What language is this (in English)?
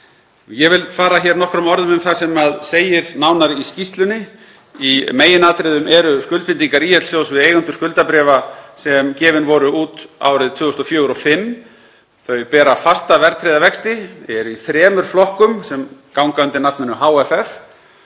Icelandic